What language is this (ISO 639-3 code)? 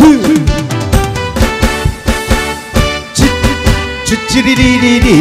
kor